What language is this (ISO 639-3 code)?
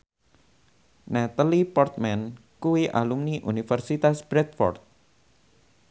jav